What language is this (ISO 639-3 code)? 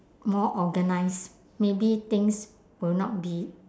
eng